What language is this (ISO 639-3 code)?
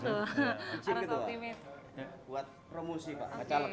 ind